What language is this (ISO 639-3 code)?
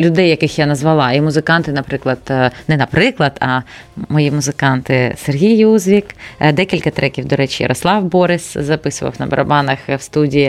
ukr